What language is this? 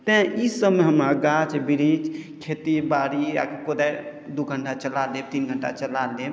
Maithili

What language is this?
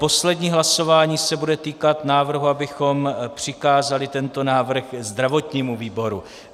Czech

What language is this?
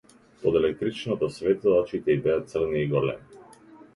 Macedonian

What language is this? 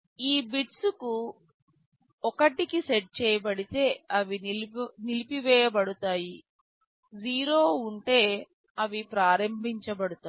Telugu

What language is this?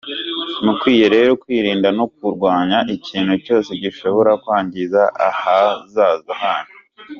Kinyarwanda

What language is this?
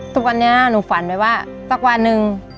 Thai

